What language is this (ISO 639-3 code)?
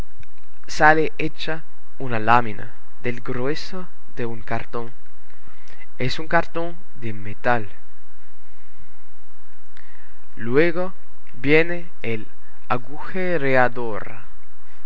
spa